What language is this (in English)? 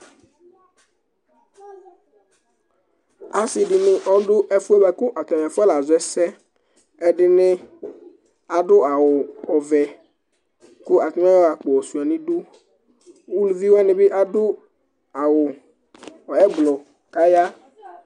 Ikposo